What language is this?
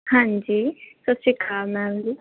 Punjabi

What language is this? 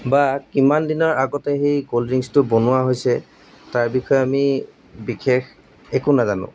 Assamese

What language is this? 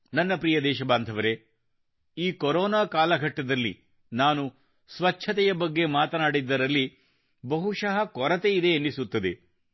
Kannada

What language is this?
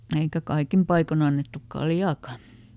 Finnish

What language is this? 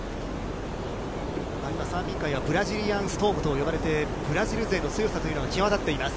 Japanese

